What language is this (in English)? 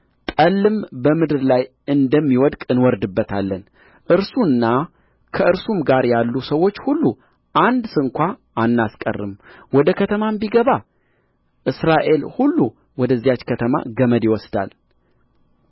Amharic